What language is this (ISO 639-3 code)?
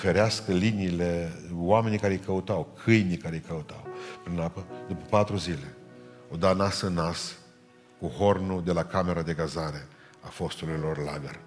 ron